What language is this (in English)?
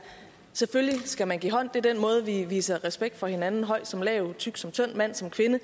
Danish